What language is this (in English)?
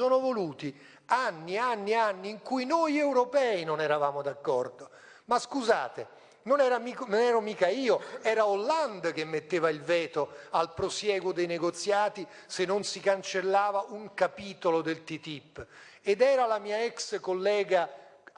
Italian